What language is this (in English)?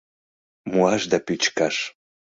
Mari